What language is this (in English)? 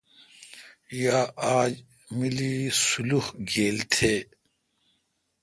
Kalkoti